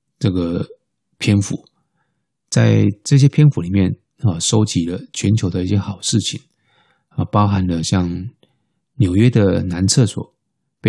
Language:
Chinese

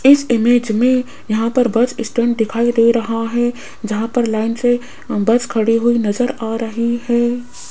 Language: Hindi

